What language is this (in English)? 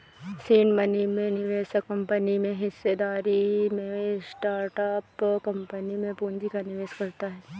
Hindi